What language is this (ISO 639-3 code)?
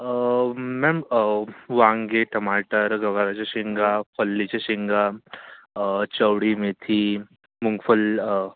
mar